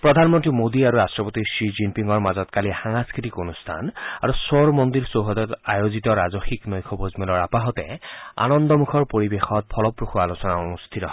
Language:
Assamese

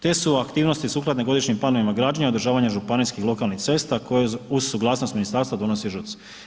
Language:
Croatian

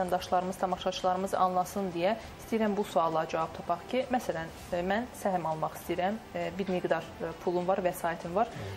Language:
Turkish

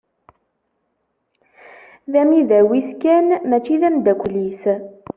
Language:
Kabyle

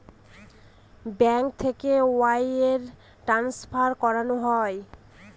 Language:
Bangla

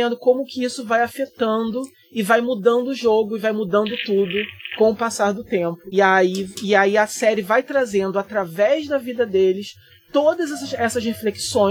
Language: Portuguese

